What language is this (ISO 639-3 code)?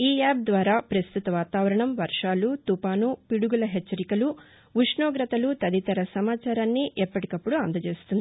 tel